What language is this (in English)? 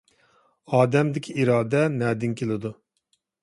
Uyghur